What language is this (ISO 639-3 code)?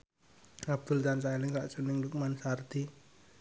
jav